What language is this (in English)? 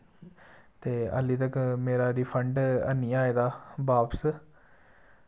Dogri